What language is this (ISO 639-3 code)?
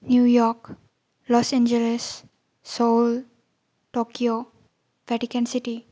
brx